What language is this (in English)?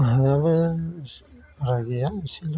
Bodo